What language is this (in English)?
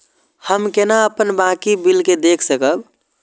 Maithili